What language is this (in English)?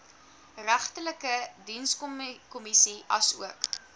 Afrikaans